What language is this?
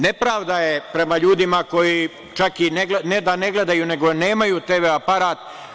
Serbian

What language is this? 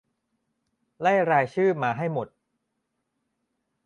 Thai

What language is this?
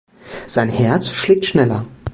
German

